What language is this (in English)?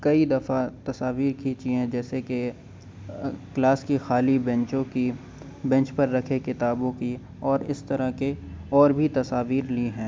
Urdu